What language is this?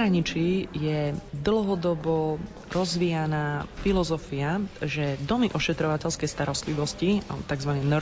Slovak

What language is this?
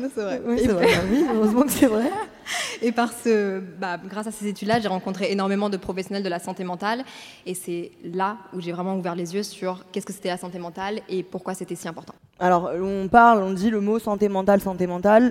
French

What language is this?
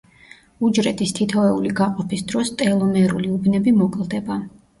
Georgian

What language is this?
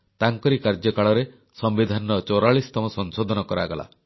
Odia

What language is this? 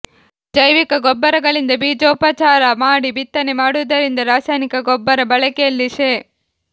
Kannada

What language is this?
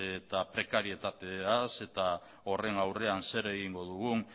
Basque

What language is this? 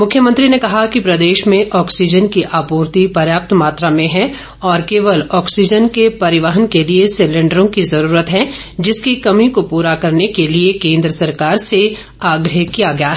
Hindi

